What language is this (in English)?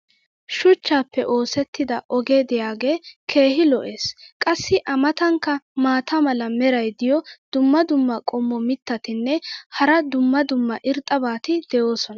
Wolaytta